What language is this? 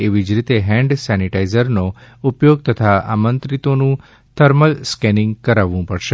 Gujarati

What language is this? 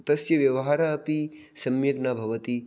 Sanskrit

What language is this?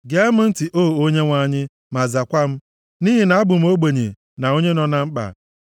Igbo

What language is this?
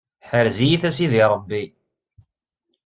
Kabyle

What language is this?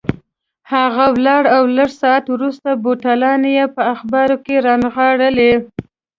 Pashto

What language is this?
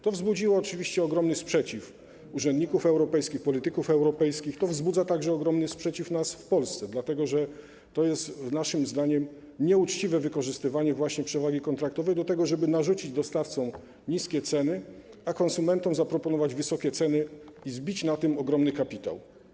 Polish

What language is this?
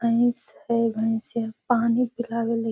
Magahi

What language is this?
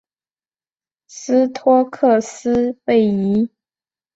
Chinese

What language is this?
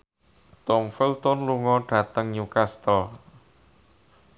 Javanese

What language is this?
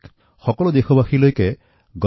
Assamese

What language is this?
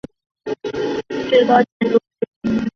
Chinese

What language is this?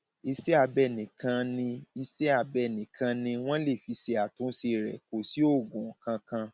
Yoruba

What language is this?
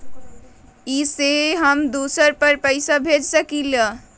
Magahi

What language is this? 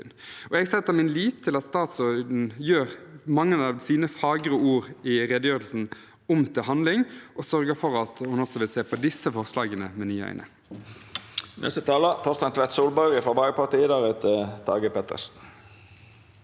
Norwegian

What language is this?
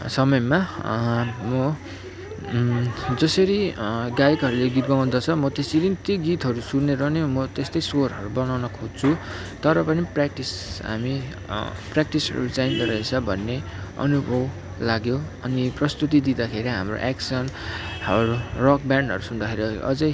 Nepali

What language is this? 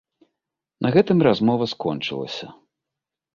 Belarusian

